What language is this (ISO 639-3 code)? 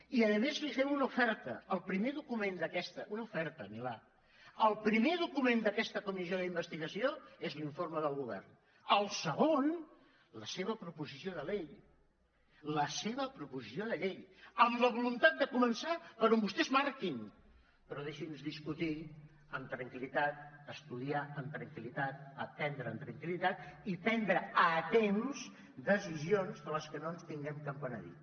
cat